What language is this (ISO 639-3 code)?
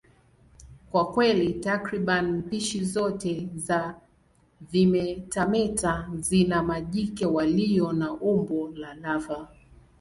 swa